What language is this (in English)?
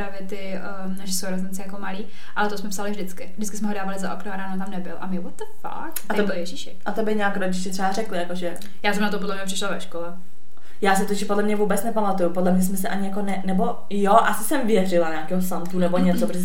Czech